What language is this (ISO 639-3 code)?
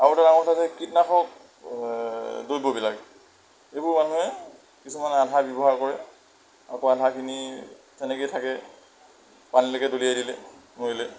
asm